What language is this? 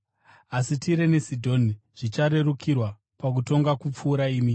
Shona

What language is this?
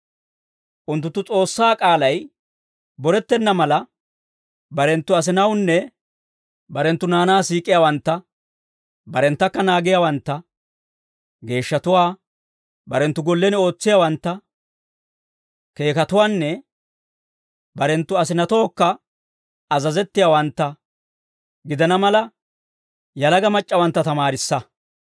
Dawro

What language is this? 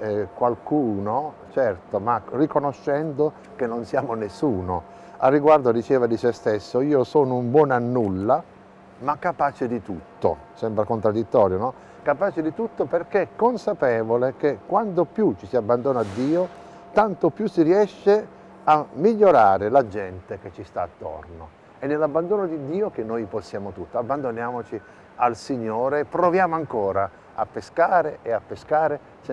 Italian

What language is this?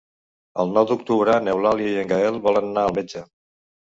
Catalan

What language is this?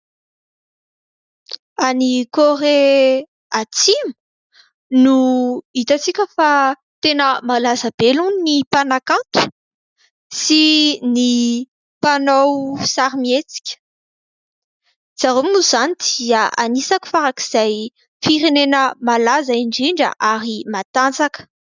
Malagasy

